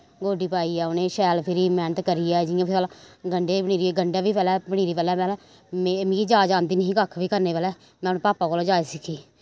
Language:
Dogri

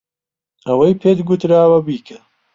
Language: Central Kurdish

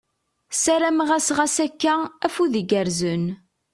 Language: Kabyle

